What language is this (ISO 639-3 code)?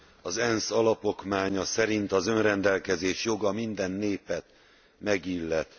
hun